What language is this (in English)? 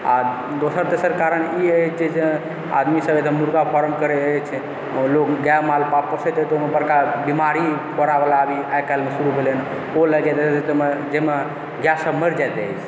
Maithili